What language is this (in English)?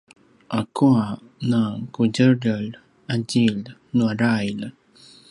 Paiwan